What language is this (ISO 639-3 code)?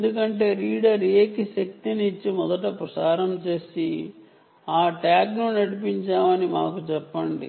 tel